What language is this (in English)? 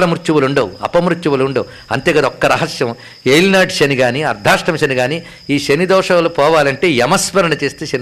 Telugu